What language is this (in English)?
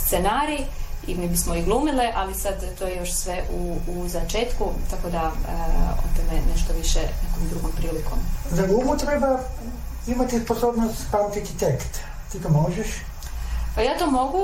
Croatian